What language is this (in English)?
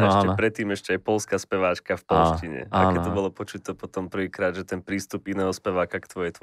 Slovak